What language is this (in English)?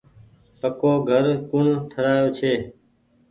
Goaria